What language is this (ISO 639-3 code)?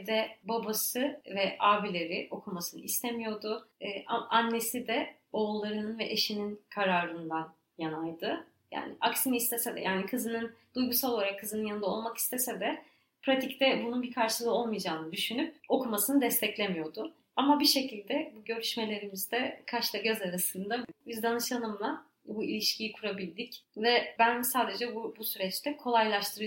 tur